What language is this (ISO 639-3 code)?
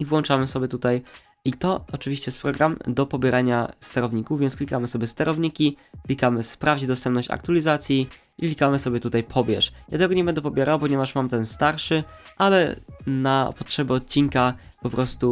pol